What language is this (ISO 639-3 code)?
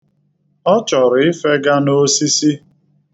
ibo